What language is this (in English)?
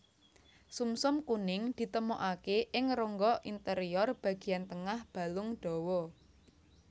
Javanese